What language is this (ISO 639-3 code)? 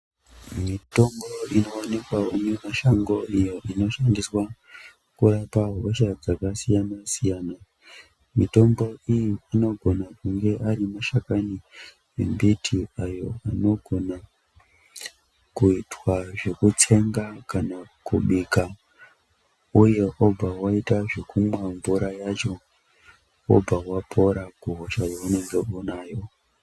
ndc